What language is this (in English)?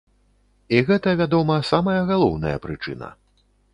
Belarusian